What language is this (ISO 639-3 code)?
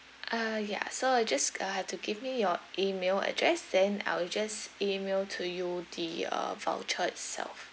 eng